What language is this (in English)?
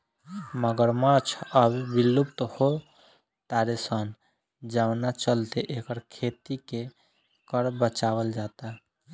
Bhojpuri